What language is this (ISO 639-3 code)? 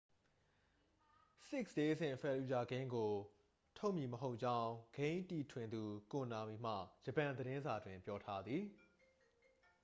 mya